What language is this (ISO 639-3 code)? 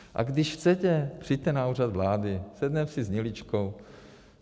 ces